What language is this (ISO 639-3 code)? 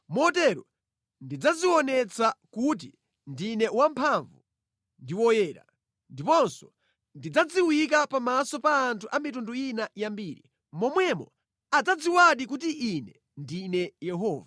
nya